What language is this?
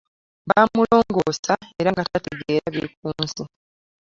Ganda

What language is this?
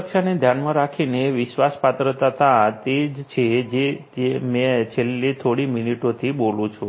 Gujarati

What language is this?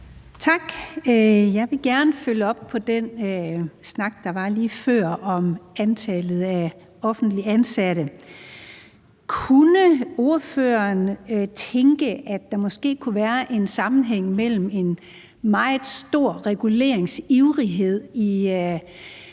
Danish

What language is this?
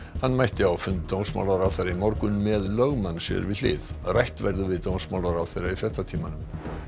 Icelandic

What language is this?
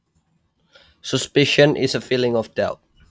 Javanese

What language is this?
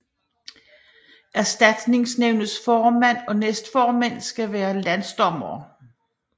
Danish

